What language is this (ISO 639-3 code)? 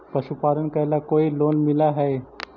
mag